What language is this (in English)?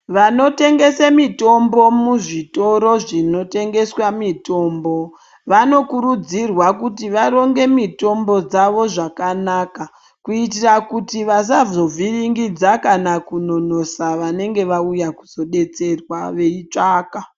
Ndau